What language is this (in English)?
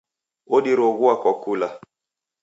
Taita